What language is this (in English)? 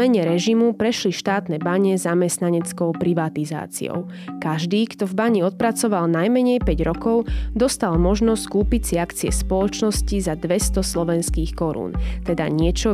Slovak